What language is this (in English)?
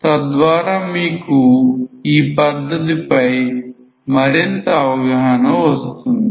Telugu